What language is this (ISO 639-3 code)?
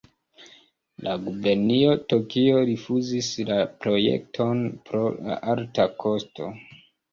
epo